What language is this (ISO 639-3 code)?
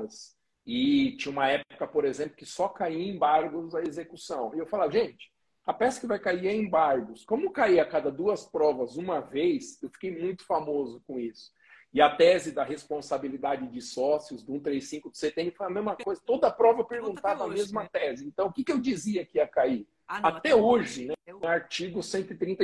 por